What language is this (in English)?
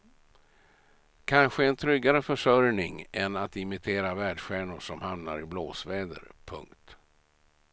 Swedish